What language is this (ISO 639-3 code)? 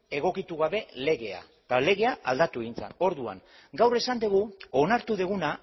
eus